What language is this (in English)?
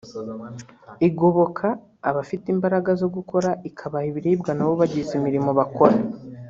Kinyarwanda